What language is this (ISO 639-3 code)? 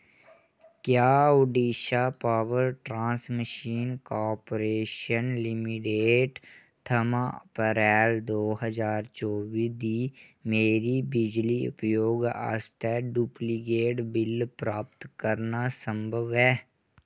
doi